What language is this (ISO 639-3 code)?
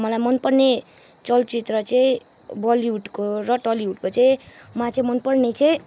nep